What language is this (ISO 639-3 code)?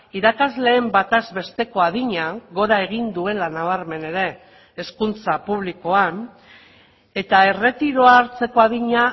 eus